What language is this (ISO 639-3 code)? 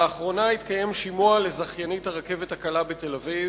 heb